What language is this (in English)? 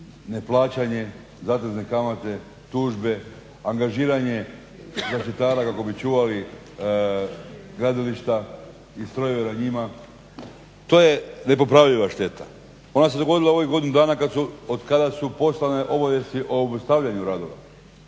Croatian